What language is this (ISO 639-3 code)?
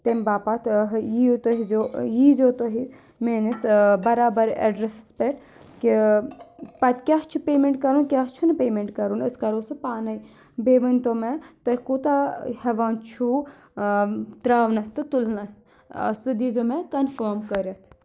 kas